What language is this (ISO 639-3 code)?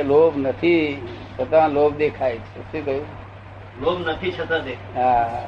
guj